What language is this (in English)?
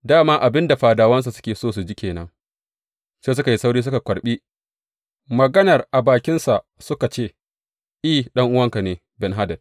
Hausa